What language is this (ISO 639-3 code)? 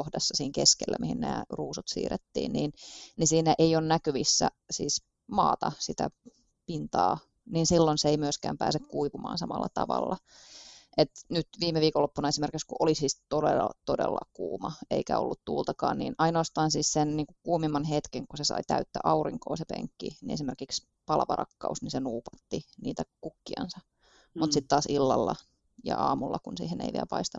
fin